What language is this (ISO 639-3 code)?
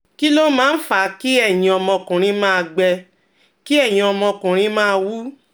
yor